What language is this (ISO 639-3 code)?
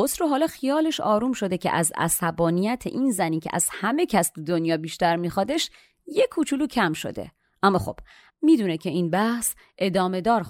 fas